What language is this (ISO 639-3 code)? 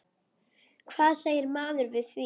isl